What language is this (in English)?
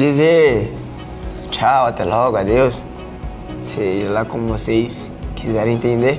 Portuguese